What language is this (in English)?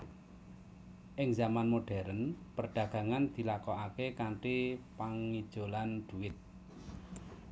Javanese